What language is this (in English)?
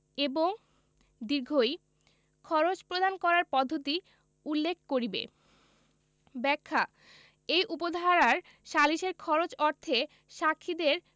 Bangla